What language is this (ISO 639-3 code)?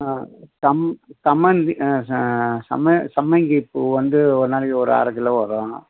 tam